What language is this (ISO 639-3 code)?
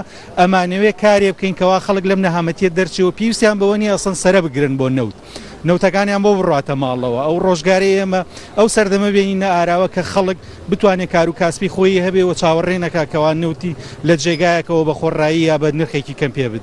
ara